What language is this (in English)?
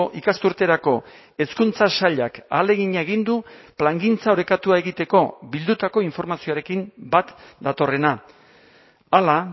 Basque